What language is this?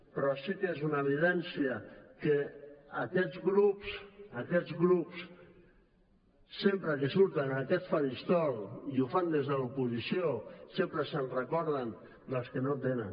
Catalan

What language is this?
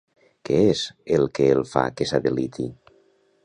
Catalan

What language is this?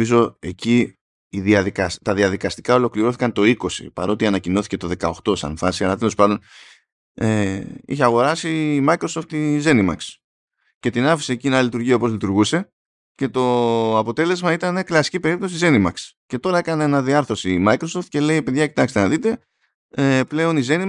Greek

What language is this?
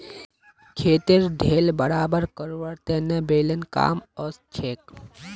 Magahi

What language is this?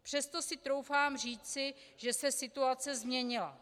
Czech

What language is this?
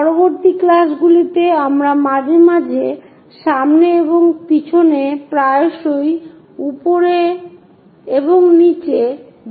Bangla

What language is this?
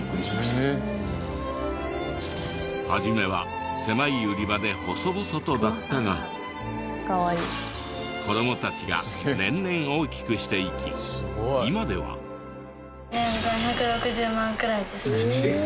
Japanese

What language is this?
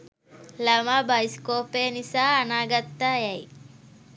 Sinhala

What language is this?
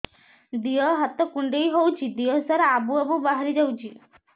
Odia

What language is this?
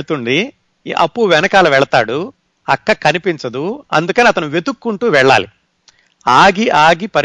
Telugu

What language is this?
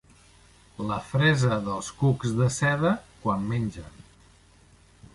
Catalan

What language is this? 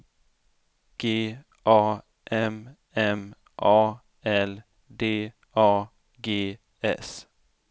Swedish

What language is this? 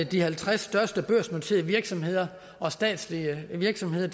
Danish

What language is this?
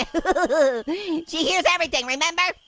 English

